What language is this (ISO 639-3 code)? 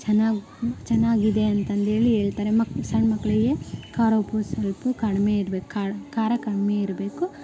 kan